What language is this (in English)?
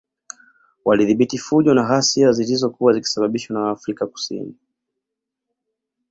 Swahili